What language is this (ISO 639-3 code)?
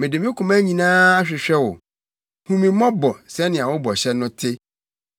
aka